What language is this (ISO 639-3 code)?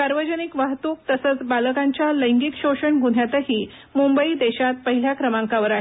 mar